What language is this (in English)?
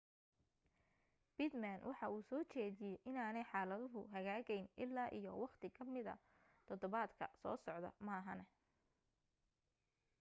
Somali